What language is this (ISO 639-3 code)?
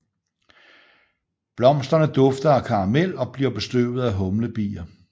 dan